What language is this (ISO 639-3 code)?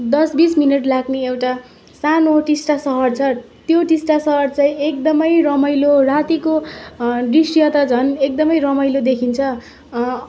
nep